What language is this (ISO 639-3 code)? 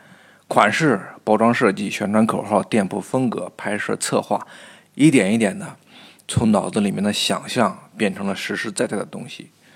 zho